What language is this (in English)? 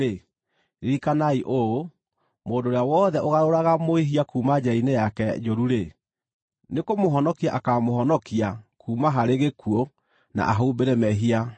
Kikuyu